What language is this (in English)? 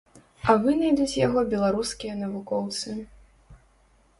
Belarusian